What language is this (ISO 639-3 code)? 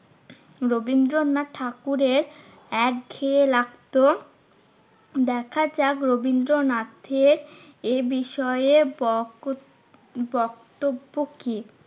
ben